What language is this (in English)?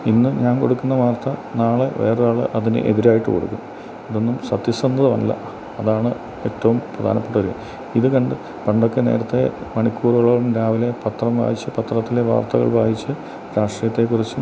Malayalam